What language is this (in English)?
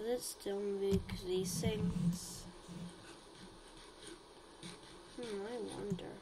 English